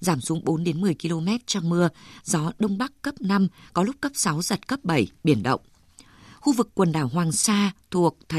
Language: Vietnamese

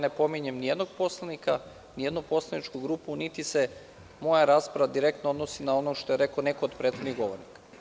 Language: Serbian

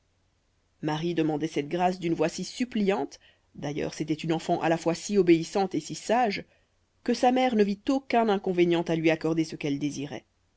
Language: French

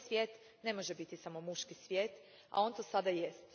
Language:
Croatian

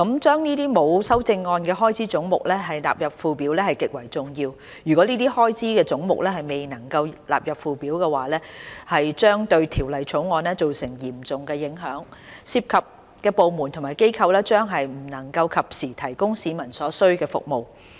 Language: Cantonese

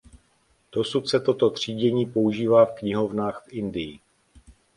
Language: Czech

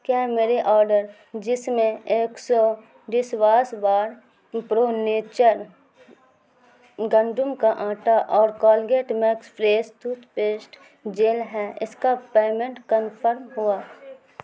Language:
Urdu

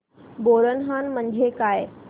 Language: Marathi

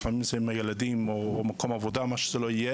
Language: Hebrew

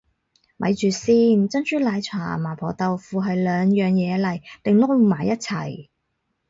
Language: Cantonese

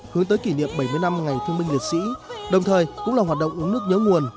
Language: Vietnamese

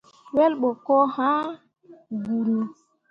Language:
Mundang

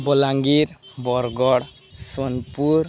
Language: Odia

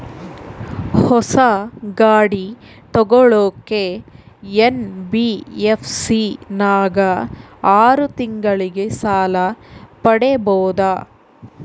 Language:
Kannada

